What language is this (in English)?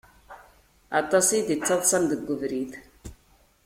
Kabyle